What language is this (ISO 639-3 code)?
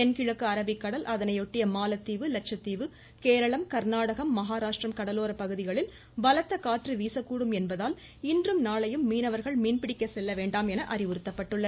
tam